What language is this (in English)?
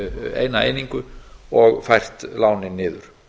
Icelandic